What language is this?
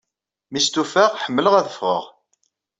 Kabyle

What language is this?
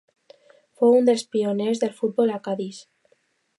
Catalan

